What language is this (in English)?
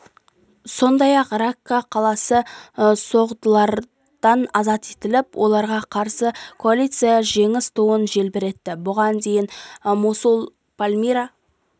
Kazakh